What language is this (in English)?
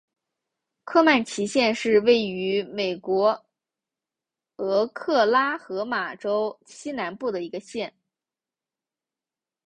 Chinese